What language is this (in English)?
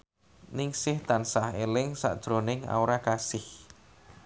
Javanese